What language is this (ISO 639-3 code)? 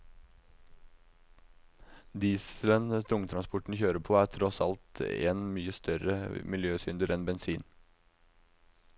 nor